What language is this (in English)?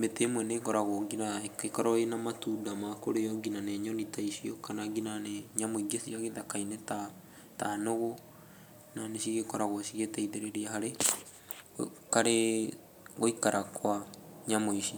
Kikuyu